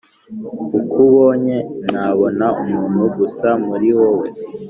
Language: Kinyarwanda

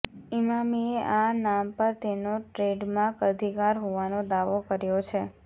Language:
Gujarati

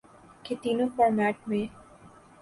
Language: Urdu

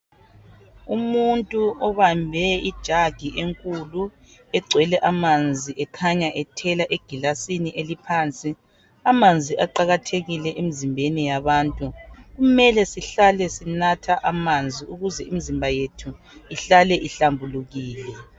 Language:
North Ndebele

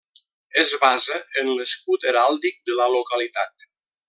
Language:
Catalan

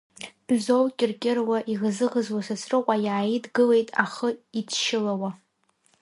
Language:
Abkhazian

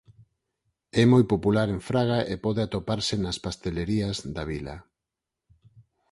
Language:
Galician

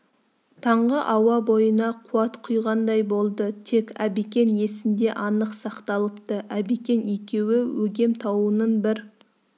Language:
Kazakh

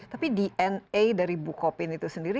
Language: Indonesian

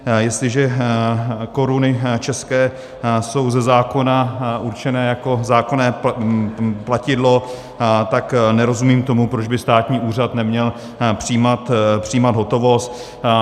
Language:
Czech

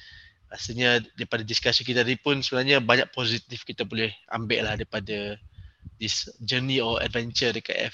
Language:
Malay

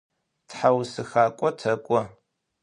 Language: Adyghe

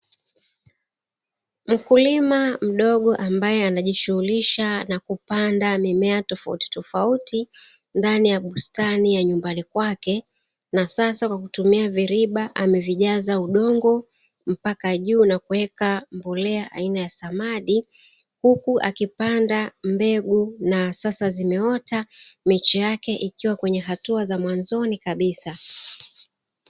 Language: Swahili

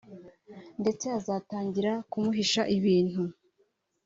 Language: Kinyarwanda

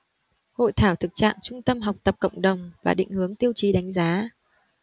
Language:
Vietnamese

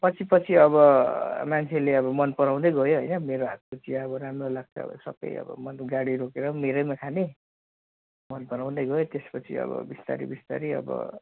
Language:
Nepali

